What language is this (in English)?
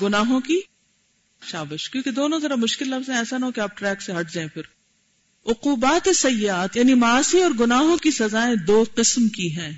Urdu